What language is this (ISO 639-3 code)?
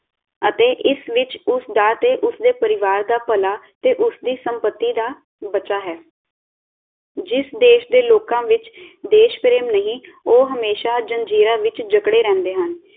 pan